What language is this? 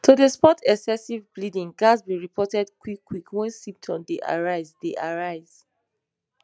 Nigerian Pidgin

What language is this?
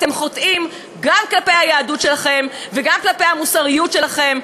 Hebrew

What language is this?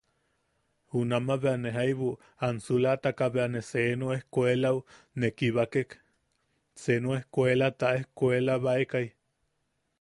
Yaqui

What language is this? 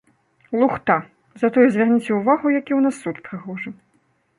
Belarusian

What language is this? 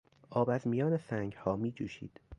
Persian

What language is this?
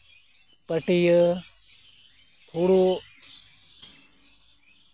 Santali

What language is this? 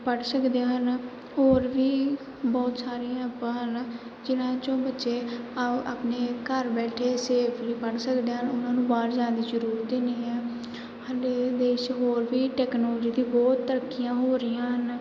Punjabi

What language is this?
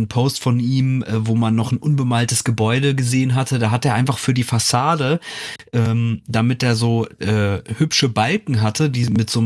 German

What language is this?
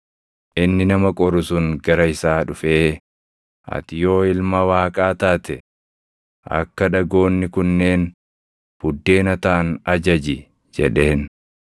Oromo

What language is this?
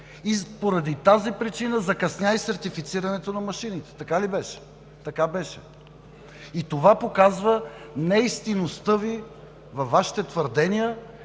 Bulgarian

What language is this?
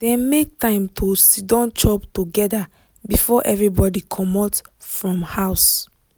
Nigerian Pidgin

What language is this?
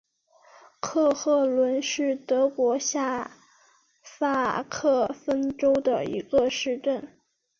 Chinese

